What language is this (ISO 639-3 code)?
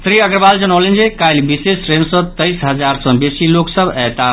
mai